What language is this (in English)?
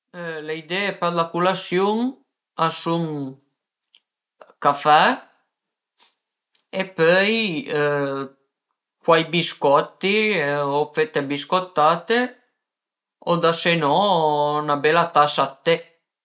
Piedmontese